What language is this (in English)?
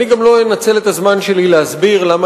Hebrew